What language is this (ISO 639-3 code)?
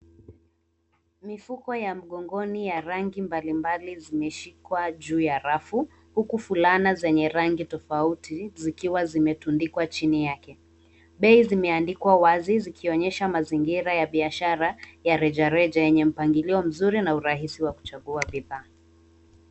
swa